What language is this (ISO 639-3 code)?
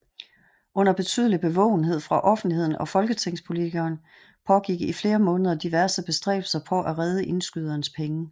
dan